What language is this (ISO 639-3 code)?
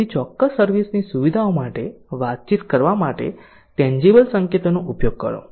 guj